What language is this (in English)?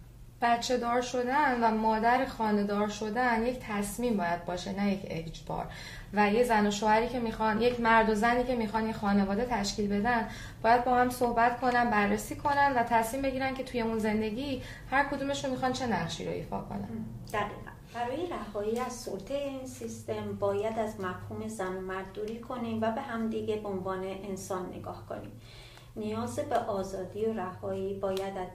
Persian